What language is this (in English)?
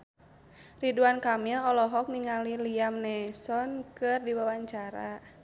Sundanese